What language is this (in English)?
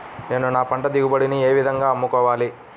Telugu